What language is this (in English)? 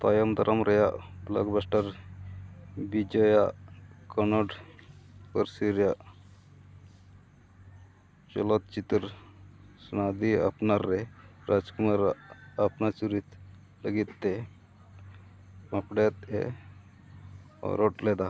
Santali